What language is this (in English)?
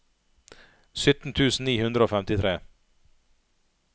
Norwegian